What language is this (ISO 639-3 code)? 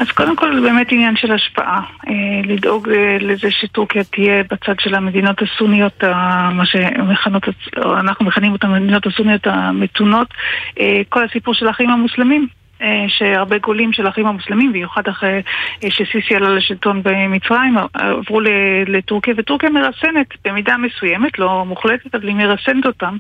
heb